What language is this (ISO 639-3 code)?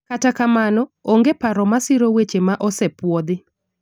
luo